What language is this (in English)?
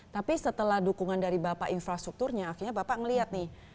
Indonesian